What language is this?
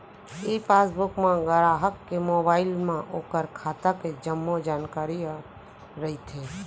Chhattisgarhi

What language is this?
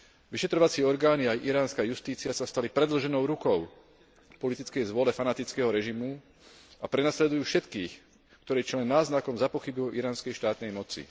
Slovak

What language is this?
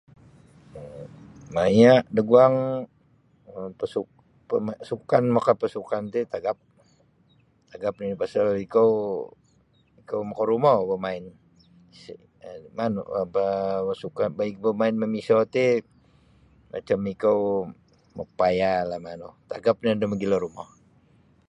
Sabah Bisaya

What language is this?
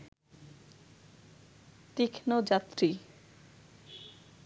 Bangla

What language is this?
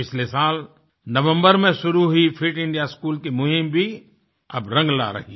Hindi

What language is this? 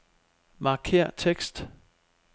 Danish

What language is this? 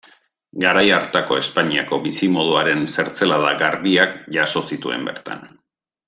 Basque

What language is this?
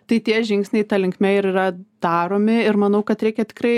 Lithuanian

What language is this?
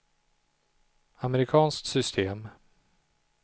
Swedish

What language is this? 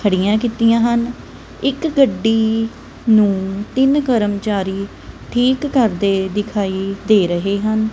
Punjabi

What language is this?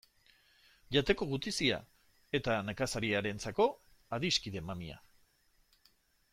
Basque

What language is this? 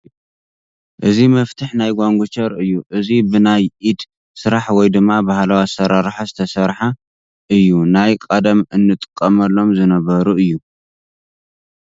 Tigrinya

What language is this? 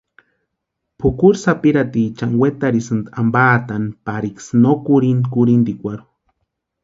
Western Highland Purepecha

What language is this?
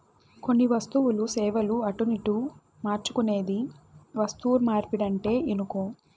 Telugu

